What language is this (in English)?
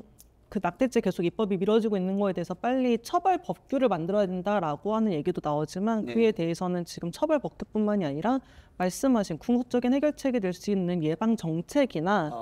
Korean